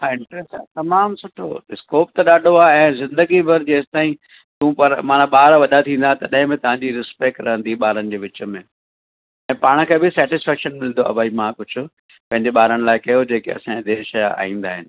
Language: Sindhi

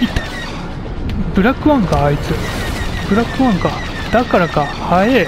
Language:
Japanese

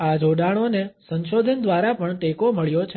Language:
Gujarati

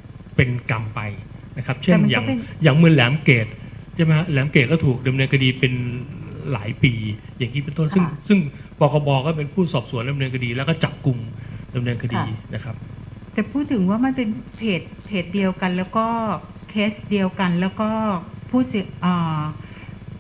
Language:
Thai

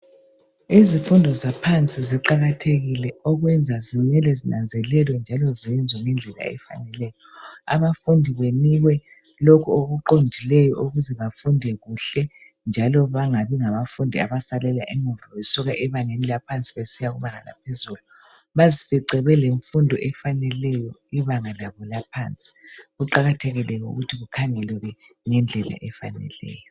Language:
North Ndebele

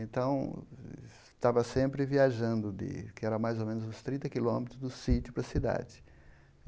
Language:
Portuguese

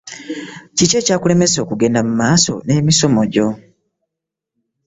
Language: Ganda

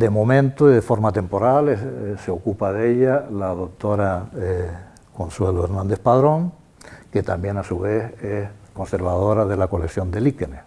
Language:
Spanish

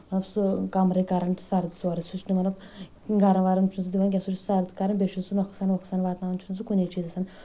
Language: Kashmiri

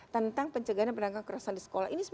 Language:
Indonesian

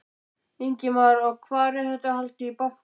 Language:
Icelandic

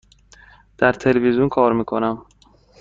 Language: Persian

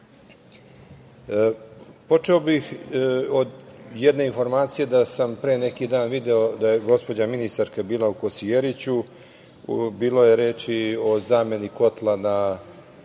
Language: Serbian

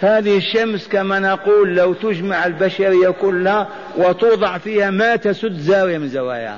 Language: Arabic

